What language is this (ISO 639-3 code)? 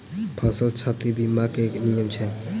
mai